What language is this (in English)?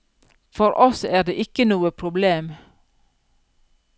Norwegian